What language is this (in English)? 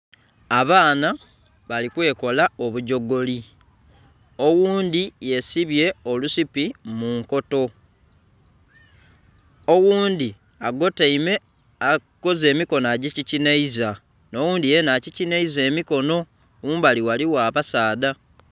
Soga